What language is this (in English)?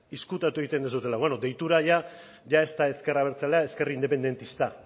Basque